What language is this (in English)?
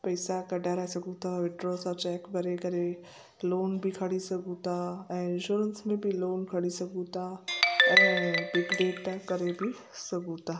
Sindhi